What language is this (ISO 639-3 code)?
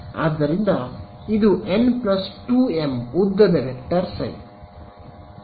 kan